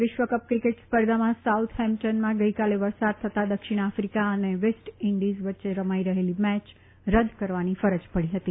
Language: Gujarati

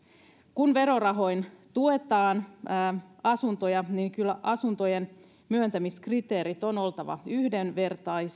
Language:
Finnish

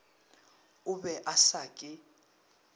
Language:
Northern Sotho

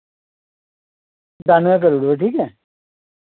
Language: Dogri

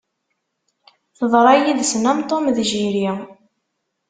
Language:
Kabyle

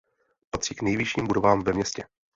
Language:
Czech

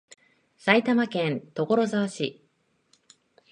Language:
Japanese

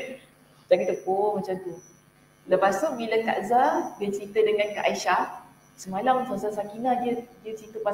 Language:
Malay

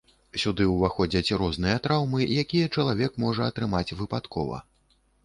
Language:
Belarusian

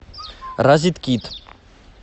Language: Russian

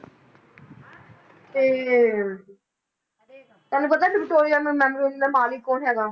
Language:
Punjabi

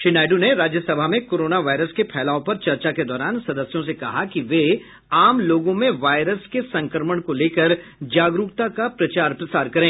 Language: Hindi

